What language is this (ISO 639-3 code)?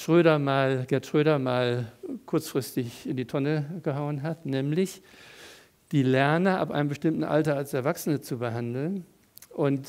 deu